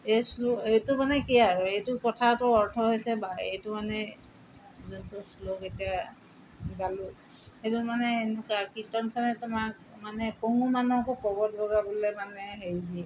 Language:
Assamese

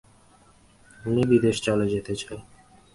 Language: Bangla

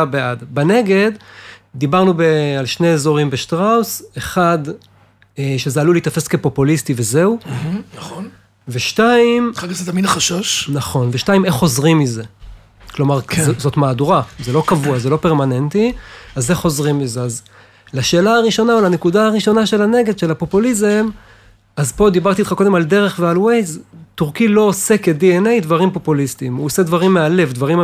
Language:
Hebrew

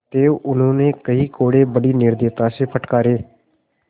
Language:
Hindi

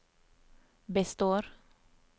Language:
Norwegian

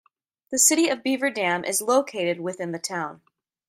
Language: English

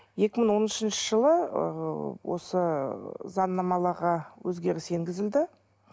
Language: Kazakh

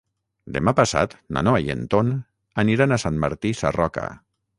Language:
Catalan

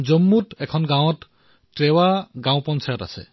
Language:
Assamese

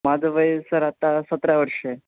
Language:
Marathi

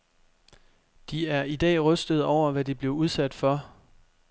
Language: Danish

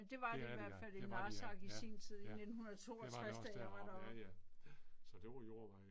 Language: Danish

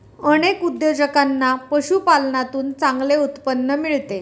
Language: Marathi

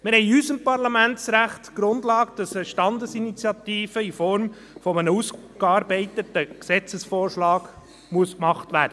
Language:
Swiss German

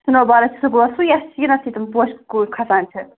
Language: Kashmiri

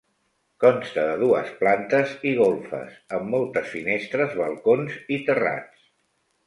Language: Catalan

